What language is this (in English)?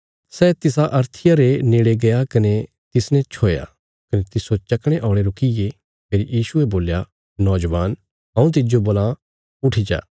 Bilaspuri